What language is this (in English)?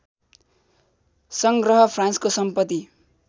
Nepali